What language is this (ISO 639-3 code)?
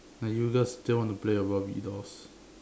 eng